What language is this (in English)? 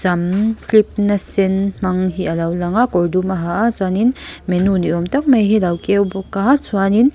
Mizo